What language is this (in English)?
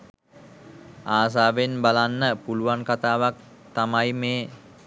Sinhala